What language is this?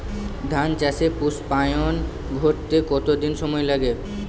Bangla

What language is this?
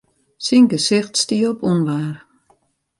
Western Frisian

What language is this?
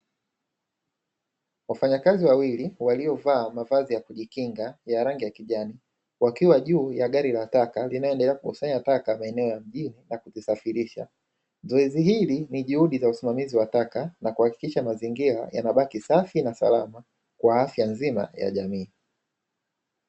Swahili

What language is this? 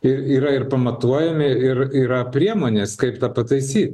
Lithuanian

